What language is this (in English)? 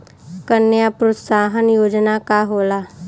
Bhojpuri